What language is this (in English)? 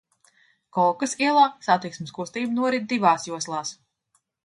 Latvian